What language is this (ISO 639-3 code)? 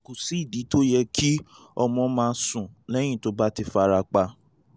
yor